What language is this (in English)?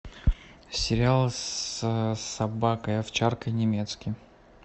Russian